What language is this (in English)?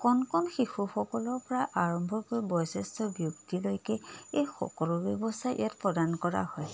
Assamese